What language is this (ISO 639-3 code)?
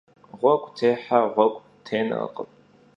kbd